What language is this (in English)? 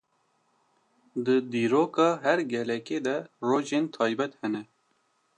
Kurdish